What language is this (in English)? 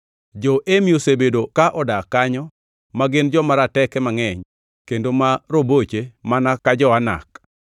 Luo (Kenya and Tanzania)